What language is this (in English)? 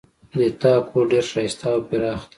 Pashto